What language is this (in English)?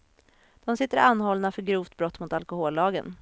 Swedish